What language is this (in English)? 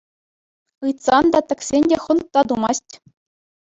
Chuvash